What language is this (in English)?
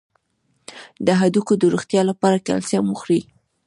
Pashto